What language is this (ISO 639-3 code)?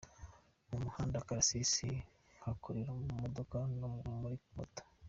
kin